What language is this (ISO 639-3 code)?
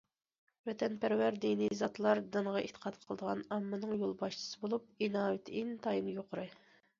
uig